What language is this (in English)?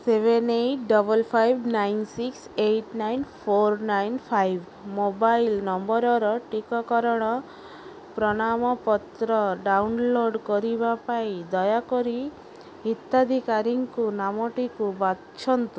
Odia